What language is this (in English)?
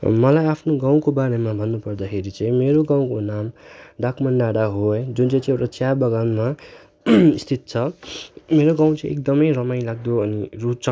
Nepali